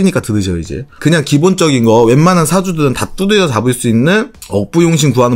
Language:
Korean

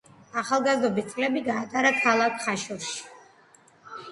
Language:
Georgian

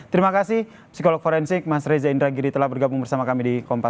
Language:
Indonesian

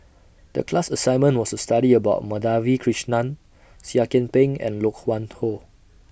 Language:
English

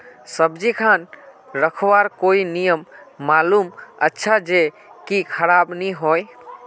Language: Magahi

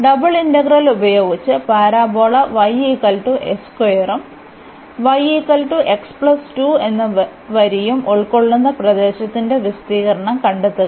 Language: Malayalam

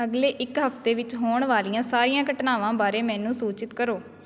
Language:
Punjabi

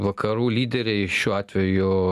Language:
Lithuanian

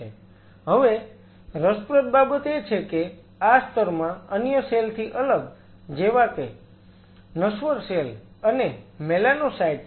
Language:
Gujarati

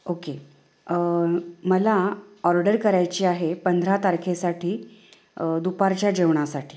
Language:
Marathi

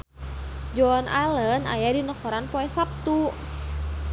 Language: Sundanese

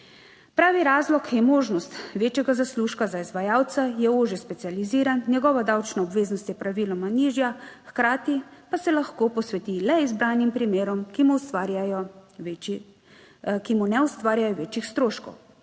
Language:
Slovenian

